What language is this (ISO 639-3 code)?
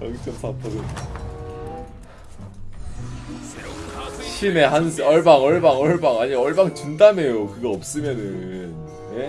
kor